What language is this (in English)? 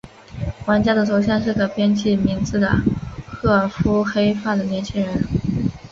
Chinese